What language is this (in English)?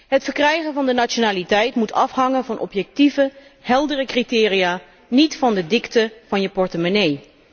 Dutch